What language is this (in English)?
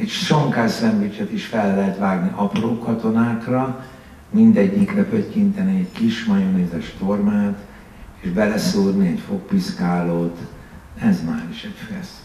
Hungarian